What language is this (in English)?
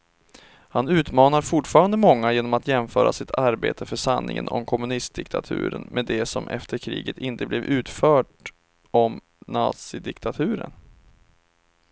Swedish